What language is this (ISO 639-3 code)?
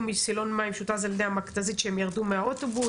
heb